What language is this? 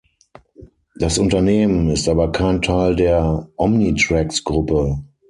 German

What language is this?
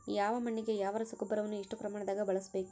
Kannada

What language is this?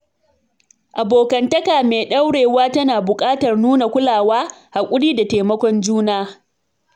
Hausa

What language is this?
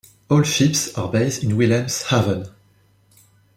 English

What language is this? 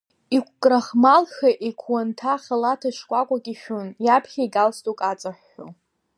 Abkhazian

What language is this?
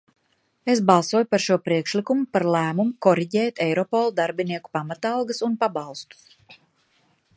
Latvian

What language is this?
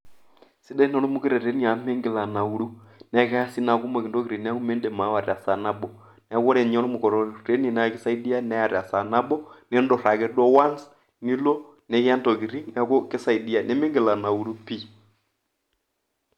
Masai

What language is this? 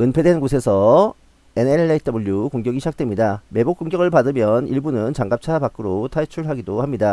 Korean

